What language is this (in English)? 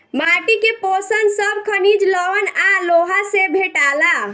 Bhojpuri